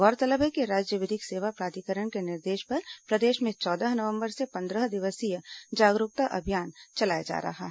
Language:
Hindi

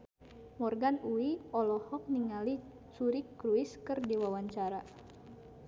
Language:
Sundanese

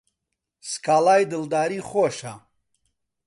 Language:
Central Kurdish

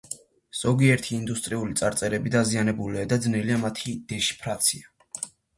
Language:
Georgian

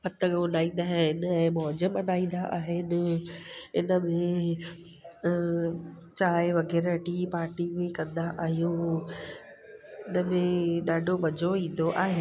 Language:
Sindhi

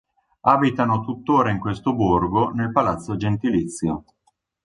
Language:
Italian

